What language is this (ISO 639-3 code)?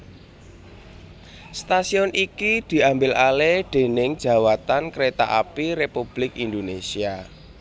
jav